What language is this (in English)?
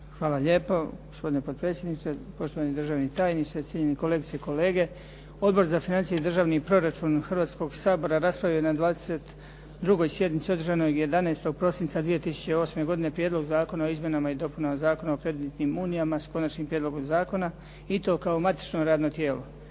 Croatian